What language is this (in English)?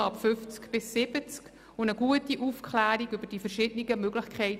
Swiss German